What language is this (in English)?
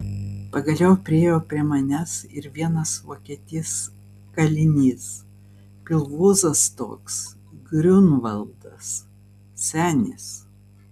Lithuanian